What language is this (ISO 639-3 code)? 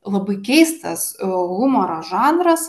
lit